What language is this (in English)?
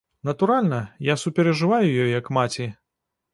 Belarusian